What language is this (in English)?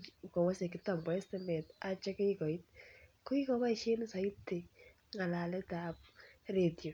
Kalenjin